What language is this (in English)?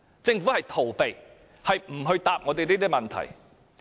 Cantonese